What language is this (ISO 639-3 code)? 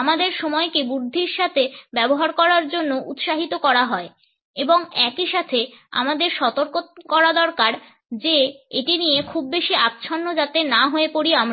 ben